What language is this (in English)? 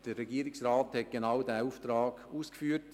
Swiss German